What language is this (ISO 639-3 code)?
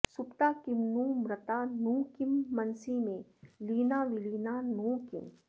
san